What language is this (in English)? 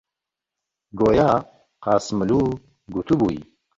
Central Kurdish